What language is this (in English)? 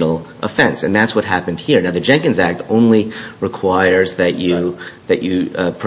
English